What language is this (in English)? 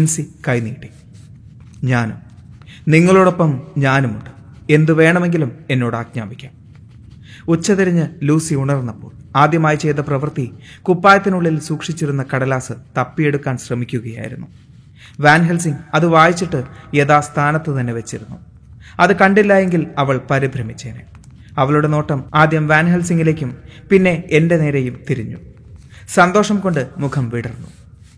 Malayalam